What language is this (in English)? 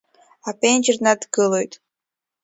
Abkhazian